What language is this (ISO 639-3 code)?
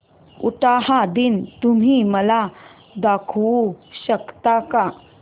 mar